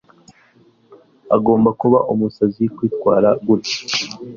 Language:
Kinyarwanda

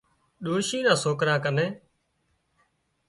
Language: Wadiyara Koli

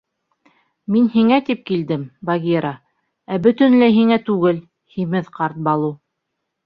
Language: Bashkir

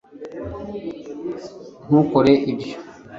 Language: Kinyarwanda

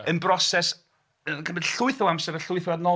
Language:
Welsh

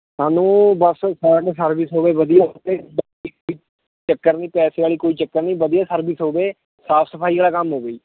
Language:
Punjabi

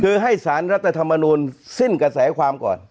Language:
Thai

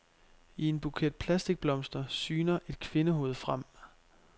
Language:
Danish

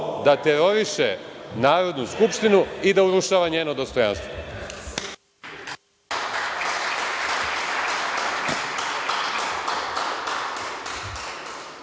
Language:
Serbian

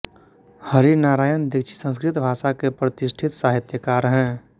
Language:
Hindi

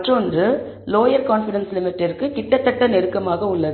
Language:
Tamil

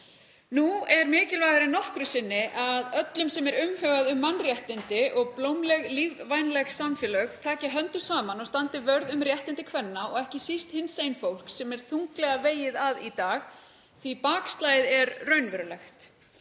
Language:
Icelandic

